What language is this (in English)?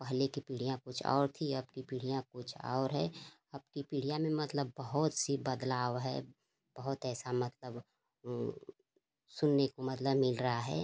Hindi